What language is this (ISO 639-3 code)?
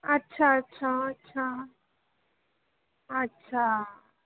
mar